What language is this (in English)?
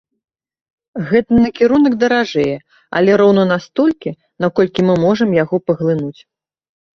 Belarusian